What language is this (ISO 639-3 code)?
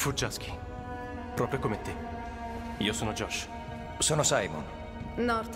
ita